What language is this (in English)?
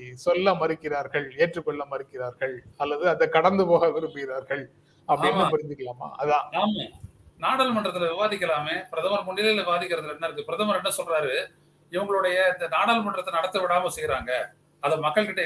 Tamil